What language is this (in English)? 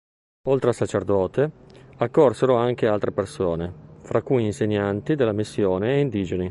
Italian